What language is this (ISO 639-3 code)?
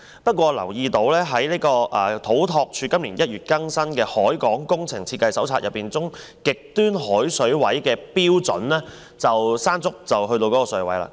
yue